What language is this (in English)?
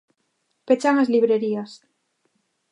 Galician